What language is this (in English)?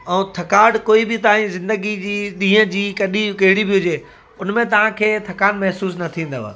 Sindhi